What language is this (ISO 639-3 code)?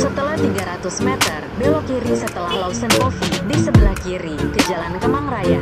ind